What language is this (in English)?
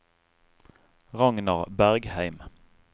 Norwegian